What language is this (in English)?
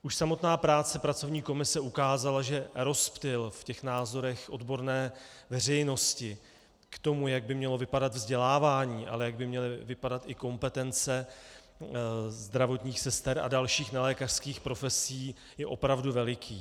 Czech